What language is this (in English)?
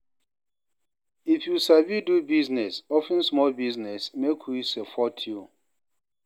Nigerian Pidgin